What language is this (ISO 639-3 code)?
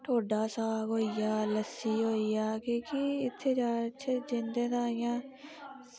doi